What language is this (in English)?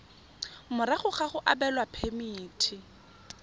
Tswana